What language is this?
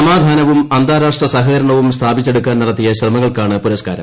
Malayalam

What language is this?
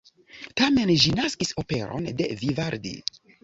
Esperanto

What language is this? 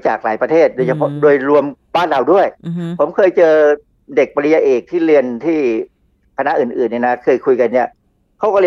Thai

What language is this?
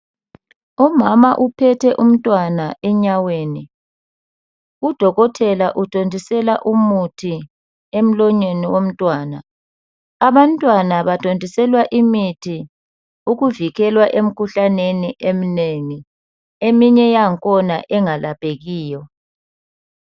North Ndebele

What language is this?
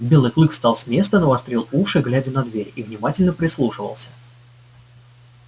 Russian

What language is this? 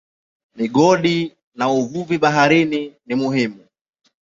Swahili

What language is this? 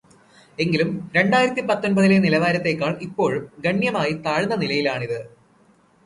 Malayalam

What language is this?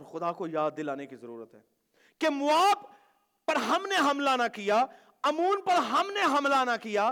Urdu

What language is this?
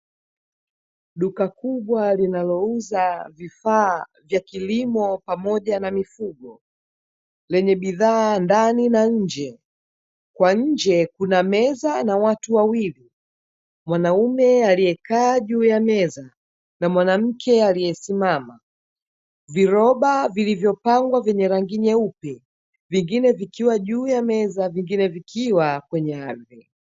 Swahili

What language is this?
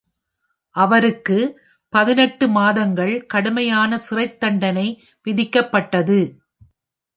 Tamil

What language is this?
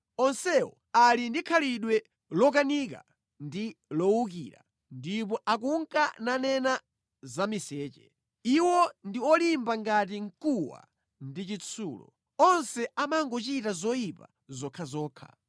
Nyanja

